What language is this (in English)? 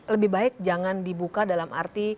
Indonesian